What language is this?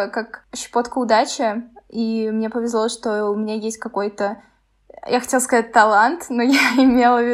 Russian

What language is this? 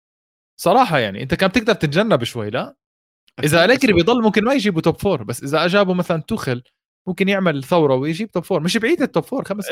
Arabic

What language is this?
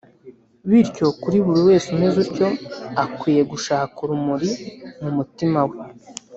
Kinyarwanda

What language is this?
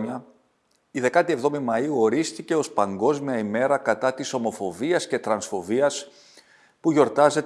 Greek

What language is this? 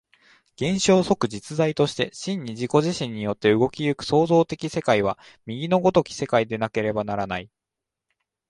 Japanese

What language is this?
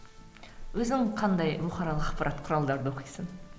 Kazakh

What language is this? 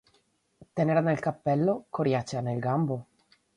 Italian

